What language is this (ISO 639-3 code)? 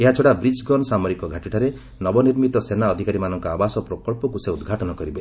ori